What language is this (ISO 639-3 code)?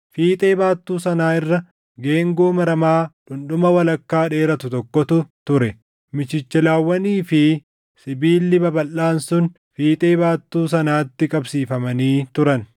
orm